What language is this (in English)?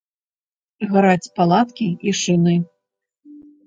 Belarusian